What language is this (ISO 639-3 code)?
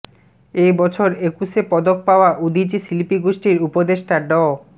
ben